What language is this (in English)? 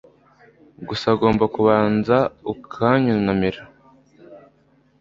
Kinyarwanda